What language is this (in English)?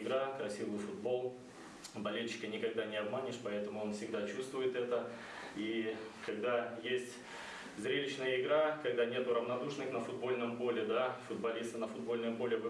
Russian